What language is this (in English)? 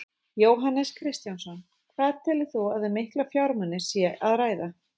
Icelandic